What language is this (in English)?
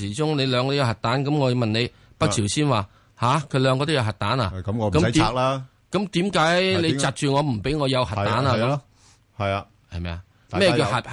Chinese